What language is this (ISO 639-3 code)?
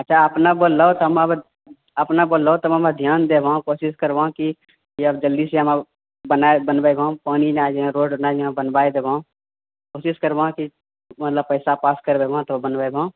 mai